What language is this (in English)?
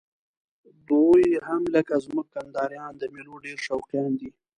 Pashto